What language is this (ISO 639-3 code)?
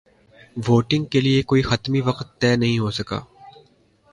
urd